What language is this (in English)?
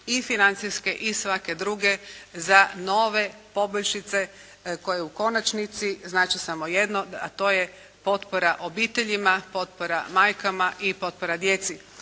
Croatian